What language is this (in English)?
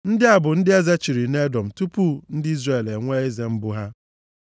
Igbo